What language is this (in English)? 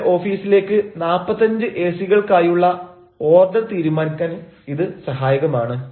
Malayalam